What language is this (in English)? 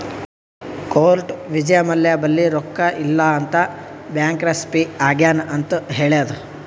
Kannada